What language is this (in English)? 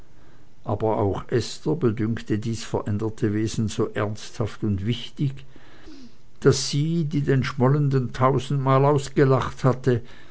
German